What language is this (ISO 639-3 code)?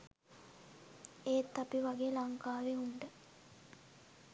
sin